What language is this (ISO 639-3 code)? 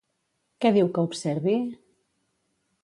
cat